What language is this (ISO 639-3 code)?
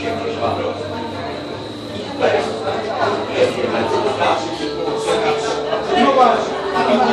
pol